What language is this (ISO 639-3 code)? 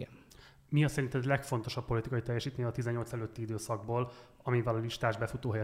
hun